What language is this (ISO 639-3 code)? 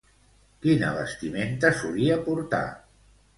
cat